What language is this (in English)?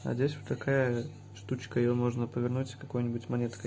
Russian